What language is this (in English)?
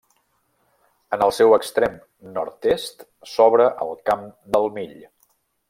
Catalan